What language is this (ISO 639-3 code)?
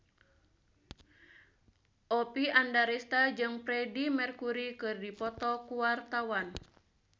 sun